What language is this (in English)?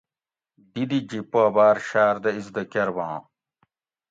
Gawri